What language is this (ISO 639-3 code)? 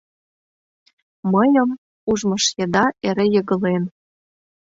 chm